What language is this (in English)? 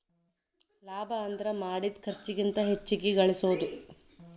Kannada